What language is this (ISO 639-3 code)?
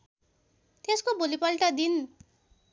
nep